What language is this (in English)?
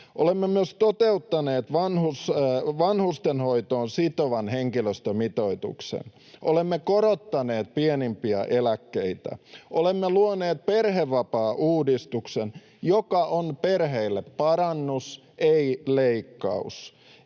Finnish